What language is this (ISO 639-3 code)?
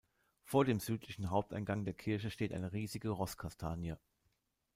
deu